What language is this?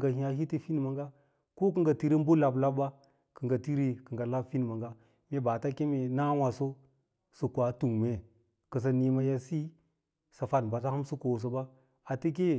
Lala-Roba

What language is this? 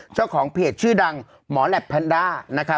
Thai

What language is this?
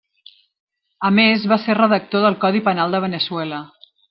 Catalan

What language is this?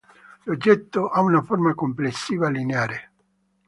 Italian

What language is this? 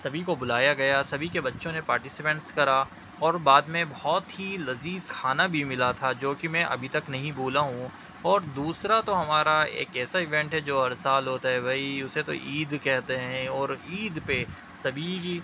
Urdu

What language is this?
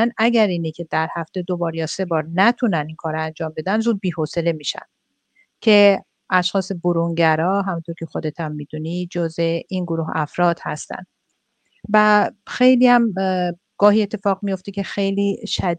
Persian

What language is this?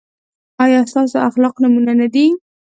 Pashto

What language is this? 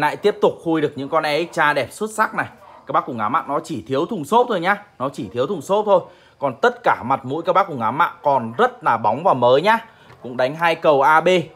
Vietnamese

